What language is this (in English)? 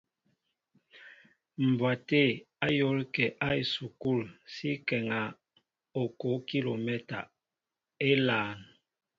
Mbo (Cameroon)